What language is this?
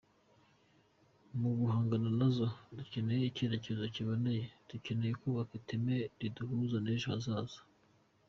Kinyarwanda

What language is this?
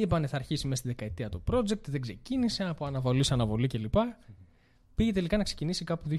Greek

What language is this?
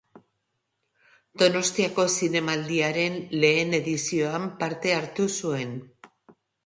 Basque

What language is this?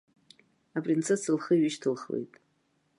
Abkhazian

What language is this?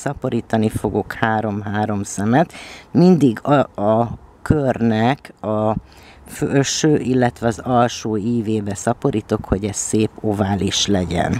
Hungarian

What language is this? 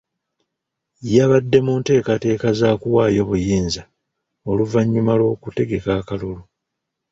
Ganda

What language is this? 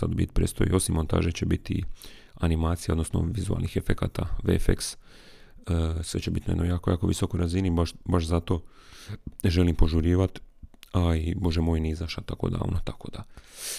Croatian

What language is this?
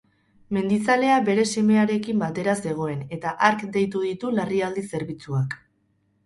Basque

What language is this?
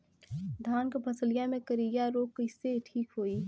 Bhojpuri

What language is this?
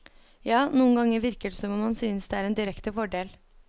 Norwegian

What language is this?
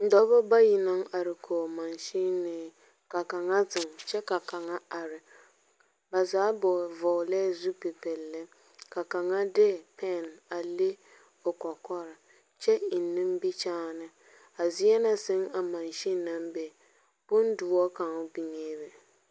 Southern Dagaare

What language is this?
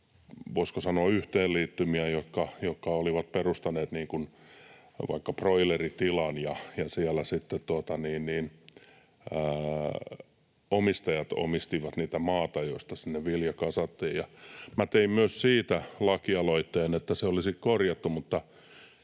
Finnish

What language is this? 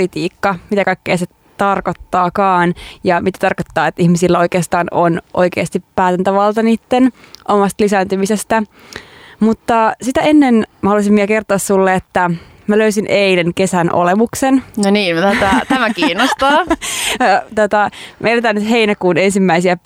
Finnish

